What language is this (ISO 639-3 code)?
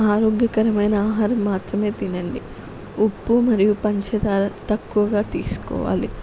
tel